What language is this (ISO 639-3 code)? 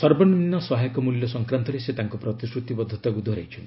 ori